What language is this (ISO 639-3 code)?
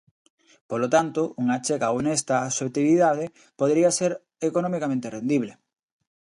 glg